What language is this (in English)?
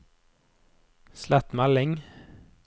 Norwegian